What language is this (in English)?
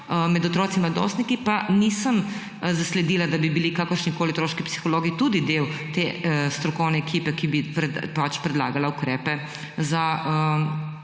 Slovenian